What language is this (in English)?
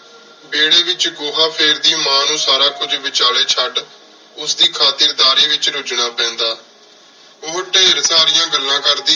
Punjabi